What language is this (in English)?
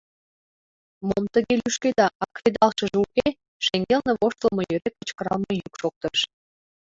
Mari